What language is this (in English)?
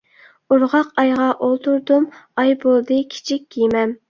Uyghur